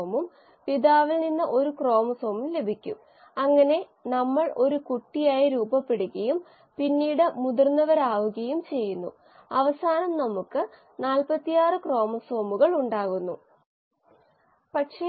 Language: Malayalam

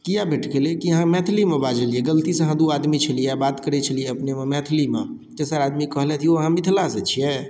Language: Maithili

